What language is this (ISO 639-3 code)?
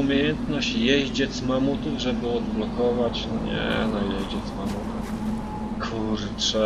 pol